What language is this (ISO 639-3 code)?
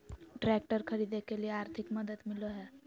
mag